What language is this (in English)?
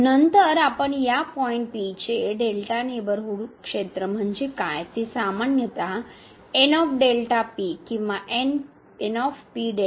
Marathi